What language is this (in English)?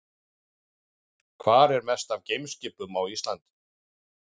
Icelandic